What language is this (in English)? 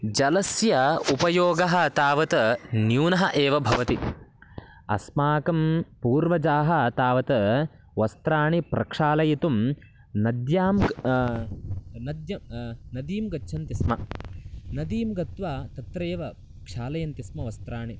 Sanskrit